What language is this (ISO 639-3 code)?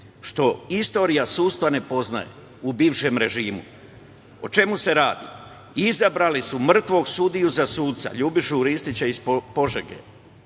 srp